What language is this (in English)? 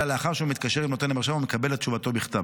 Hebrew